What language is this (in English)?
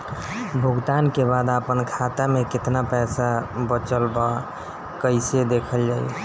Bhojpuri